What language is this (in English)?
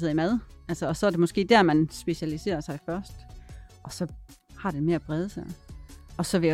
Danish